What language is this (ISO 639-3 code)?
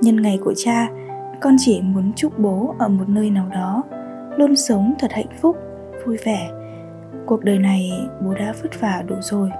vie